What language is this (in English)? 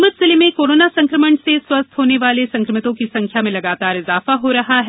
Hindi